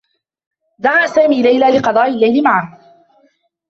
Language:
Arabic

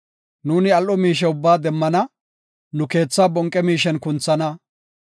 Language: Gofa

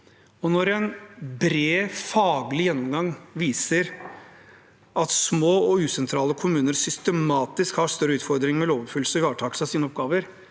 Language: Norwegian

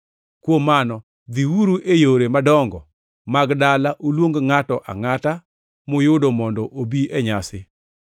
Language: Luo (Kenya and Tanzania)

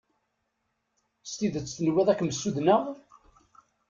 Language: Kabyle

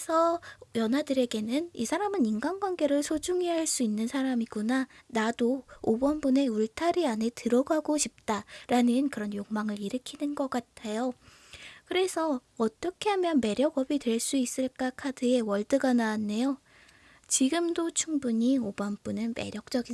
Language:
Korean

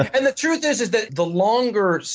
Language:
English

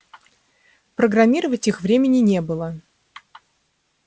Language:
Russian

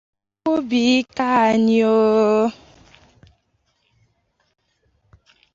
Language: Igbo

